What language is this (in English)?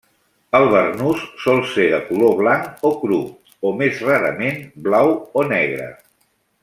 Catalan